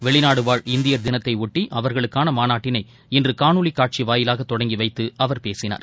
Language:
Tamil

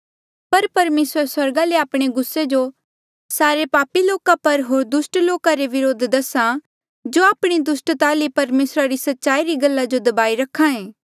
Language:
Mandeali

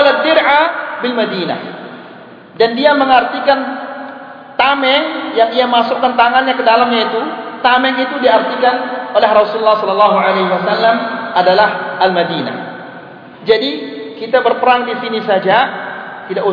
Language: Malay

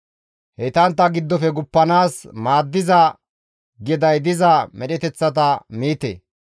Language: Gamo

